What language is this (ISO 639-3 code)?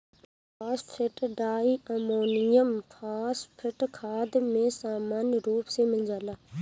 bho